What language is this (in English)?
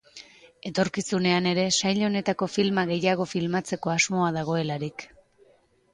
Basque